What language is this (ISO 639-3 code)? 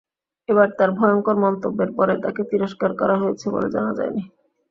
ben